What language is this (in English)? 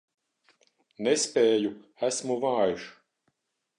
Latvian